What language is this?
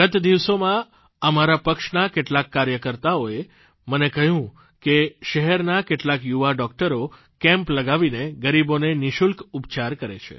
Gujarati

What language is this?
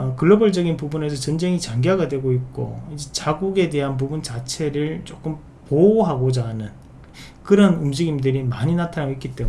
Korean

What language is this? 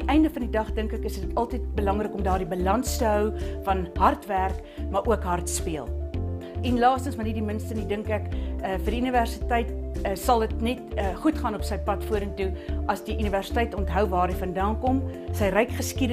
Dutch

